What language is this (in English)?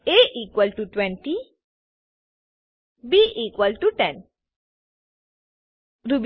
Gujarati